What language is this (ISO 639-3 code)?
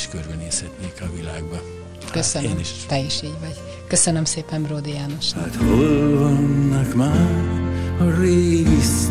hun